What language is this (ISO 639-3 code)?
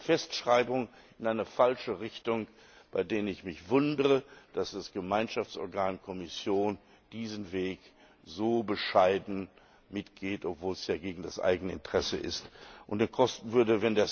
deu